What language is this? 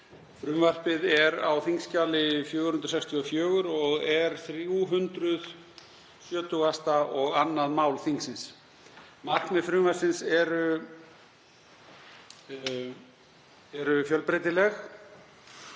Icelandic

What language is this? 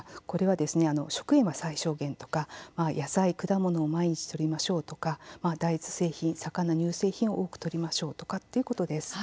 Japanese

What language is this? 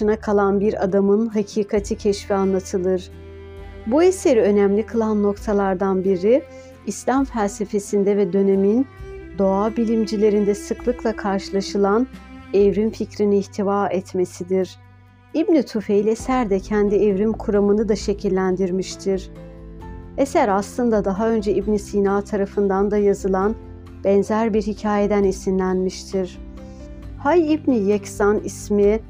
Turkish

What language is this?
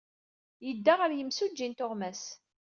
Kabyle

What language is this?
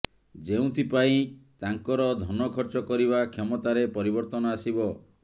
Odia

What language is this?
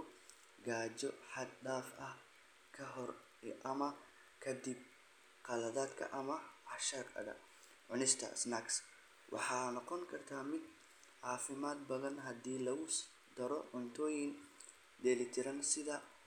Somali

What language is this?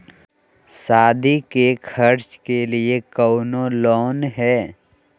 Magahi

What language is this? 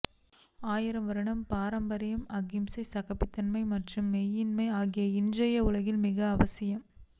Tamil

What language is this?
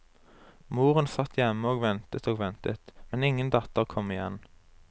Norwegian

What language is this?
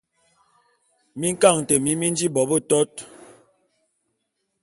Bulu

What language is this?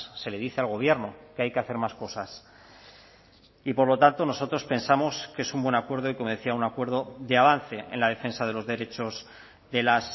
Spanish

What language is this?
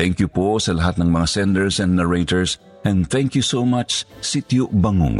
Filipino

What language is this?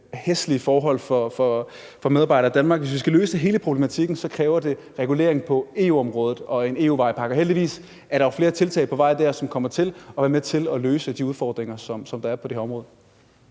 Danish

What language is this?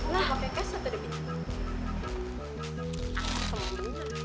Indonesian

